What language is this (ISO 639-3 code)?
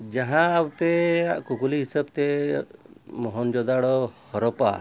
sat